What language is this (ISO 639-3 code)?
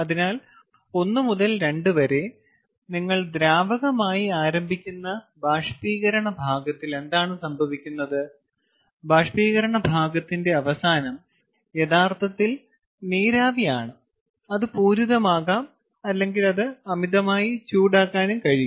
mal